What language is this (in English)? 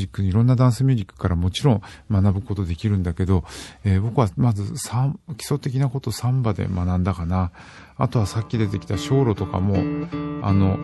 Japanese